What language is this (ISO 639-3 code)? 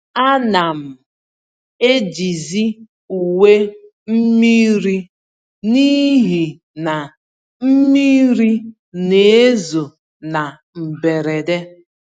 ibo